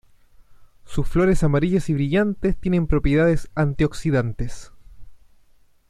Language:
Spanish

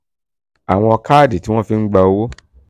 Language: Yoruba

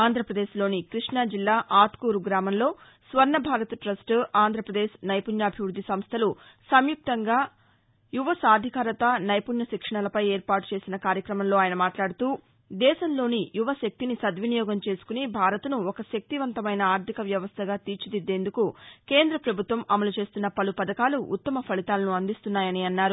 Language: Telugu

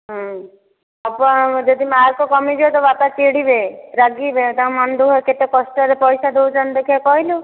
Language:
Odia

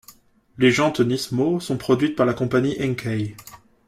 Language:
French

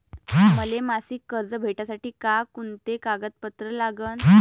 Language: Marathi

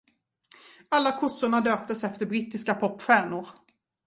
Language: Swedish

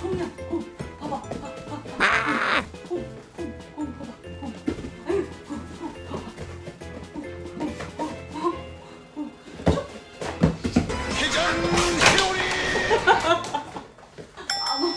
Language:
Spanish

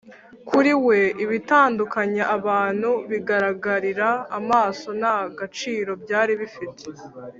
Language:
Kinyarwanda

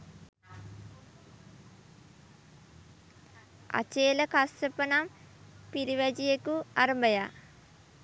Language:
Sinhala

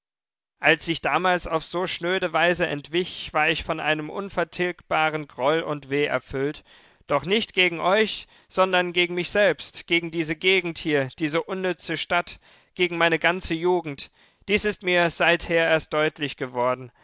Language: German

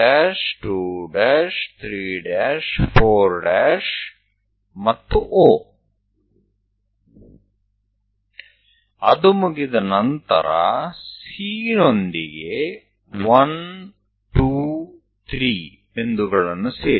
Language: Gujarati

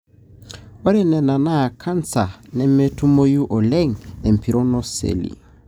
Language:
Masai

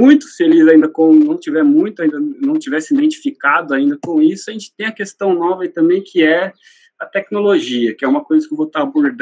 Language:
Portuguese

